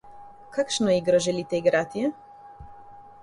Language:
Slovenian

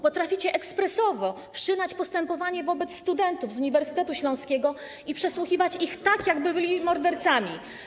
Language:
Polish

